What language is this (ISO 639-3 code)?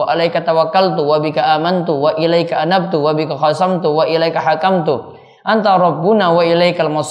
ind